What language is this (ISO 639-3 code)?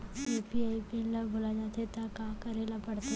hne